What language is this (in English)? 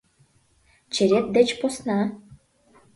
Mari